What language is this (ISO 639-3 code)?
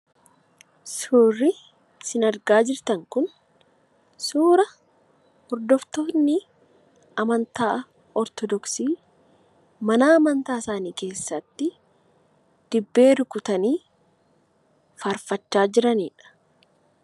orm